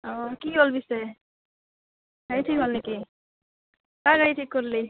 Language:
Assamese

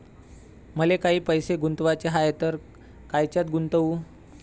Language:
Marathi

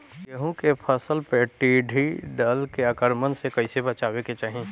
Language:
Bhojpuri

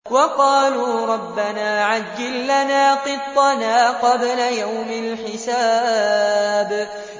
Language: Arabic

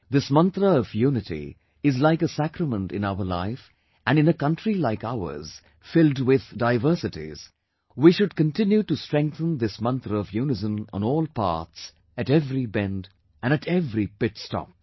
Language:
English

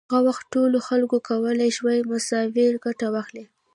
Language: Pashto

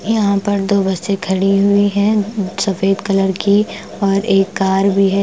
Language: Hindi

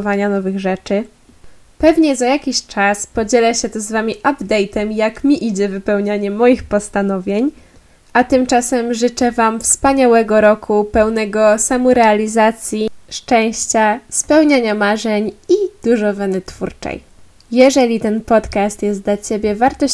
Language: Polish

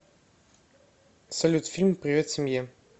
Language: Russian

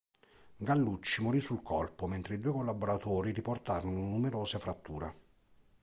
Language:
Italian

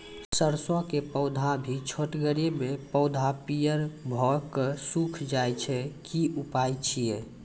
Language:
Maithili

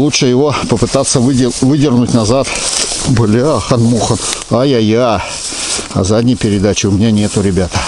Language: Russian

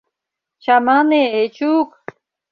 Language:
Mari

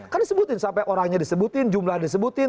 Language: Indonesian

